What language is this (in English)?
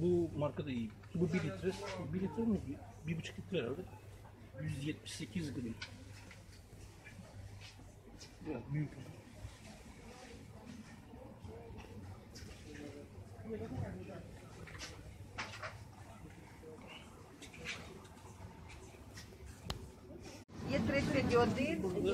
Turkish